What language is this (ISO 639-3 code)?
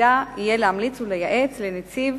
heb